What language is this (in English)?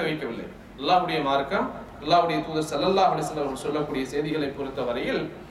Arabic